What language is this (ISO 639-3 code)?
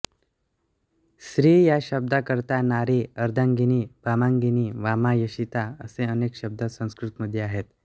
mar